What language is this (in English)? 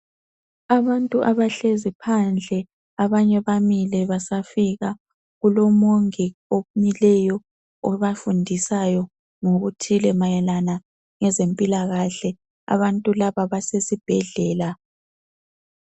North Ndebele